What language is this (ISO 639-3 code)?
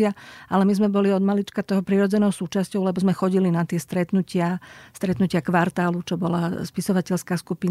slk